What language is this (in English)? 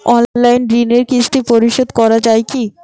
Bangla